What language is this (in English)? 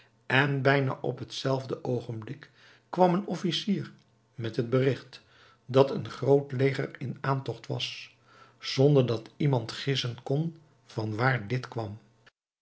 Dutch